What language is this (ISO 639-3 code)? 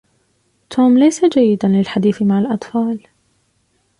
ara